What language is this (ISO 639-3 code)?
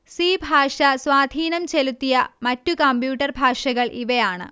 mal